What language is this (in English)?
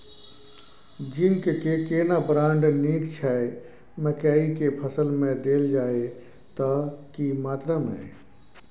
Maithili